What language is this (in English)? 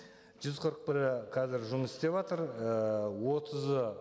Kazakh